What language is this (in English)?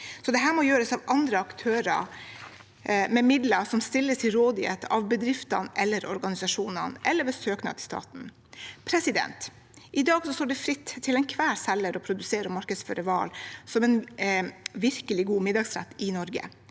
Norwegian